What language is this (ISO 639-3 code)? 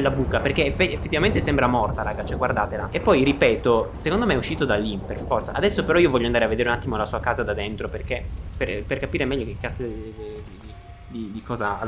ita